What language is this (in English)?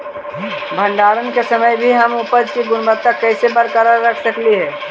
Magahi